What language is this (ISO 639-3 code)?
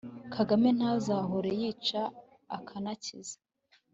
kin